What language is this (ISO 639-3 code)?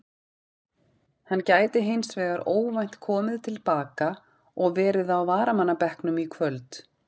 isl